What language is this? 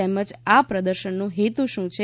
Gujarati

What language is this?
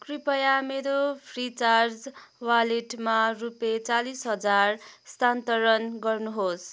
Nepali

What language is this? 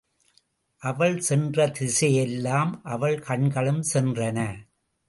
Tamil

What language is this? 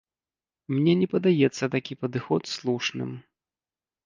Belarusian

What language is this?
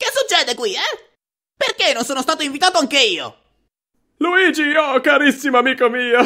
Italian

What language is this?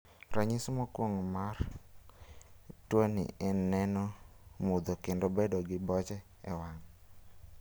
Luo (Kenya and Tanzania)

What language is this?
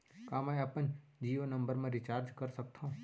Chhattisgarhi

